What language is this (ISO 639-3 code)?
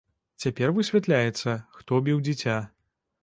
bel